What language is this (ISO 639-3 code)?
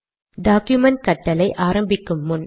tam